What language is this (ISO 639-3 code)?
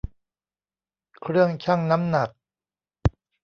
tha